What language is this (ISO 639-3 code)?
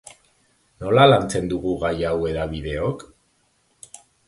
eus